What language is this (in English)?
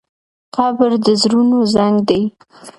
Pashto